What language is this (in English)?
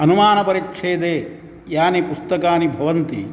Sanskrit